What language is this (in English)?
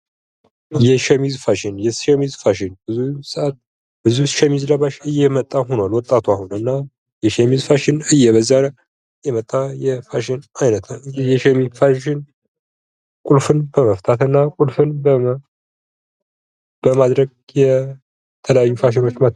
Amharic